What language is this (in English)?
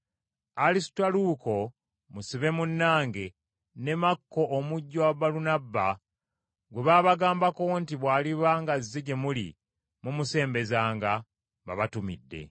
Ganda